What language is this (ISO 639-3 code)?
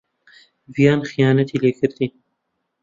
ckb